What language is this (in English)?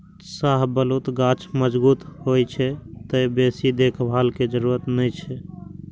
Maithili